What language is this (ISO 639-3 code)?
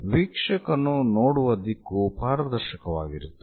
kan